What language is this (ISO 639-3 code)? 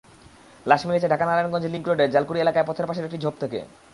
ben